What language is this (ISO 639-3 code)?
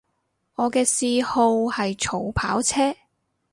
yue